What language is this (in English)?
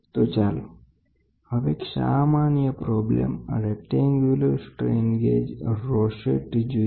Gujarati